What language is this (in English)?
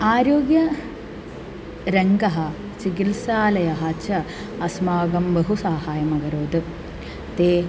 Sanskrit